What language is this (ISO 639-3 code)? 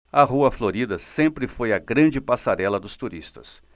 por